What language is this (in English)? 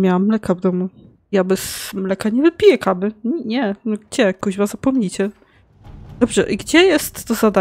Polish